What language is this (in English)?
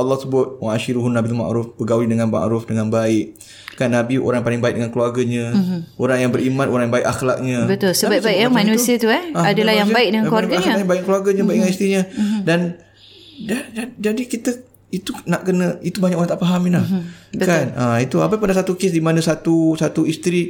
Malay